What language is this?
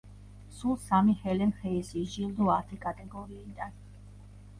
Georgian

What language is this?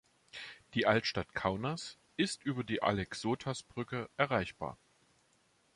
German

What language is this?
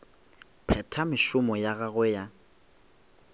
Northern Sotho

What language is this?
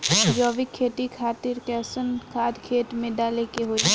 Bhojpuri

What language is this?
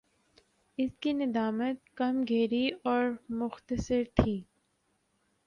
Urdu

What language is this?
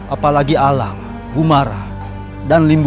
Indonesian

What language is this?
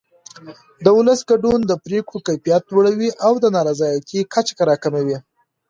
Pashto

